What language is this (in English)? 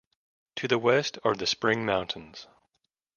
English